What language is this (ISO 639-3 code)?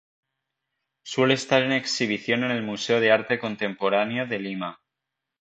spa